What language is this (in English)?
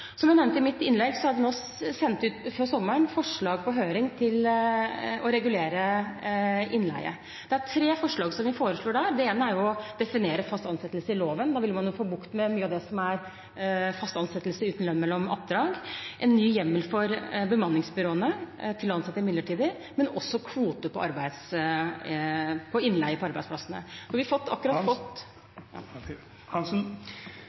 Norwegian Bokmål